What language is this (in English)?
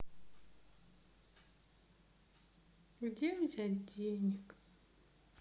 Russian